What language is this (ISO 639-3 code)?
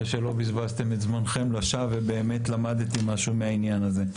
heb